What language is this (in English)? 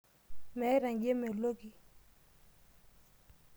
Masai